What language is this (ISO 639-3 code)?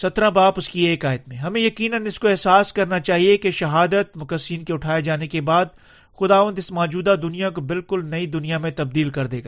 urd